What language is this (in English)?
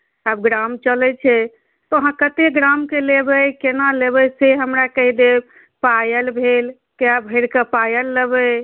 Maithili